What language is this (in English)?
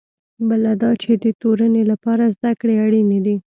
Pashto